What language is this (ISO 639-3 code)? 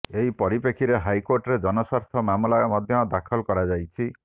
ori